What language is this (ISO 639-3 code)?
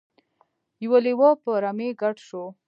pus